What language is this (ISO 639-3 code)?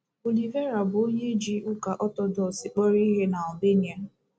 ibo